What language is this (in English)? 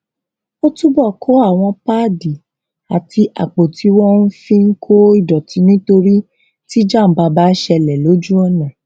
Yoruba